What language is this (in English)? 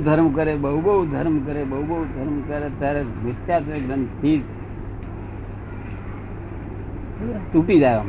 Gujarati